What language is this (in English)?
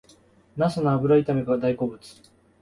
Japanese